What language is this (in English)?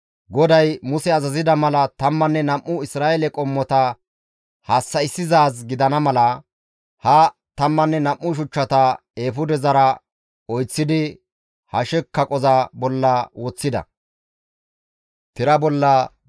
Gamo